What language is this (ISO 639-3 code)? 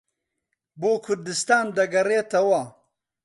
ckb